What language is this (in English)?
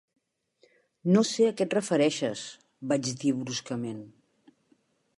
Catalan